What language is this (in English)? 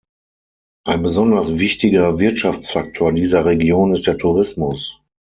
German